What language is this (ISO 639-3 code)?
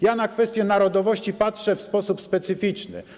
pol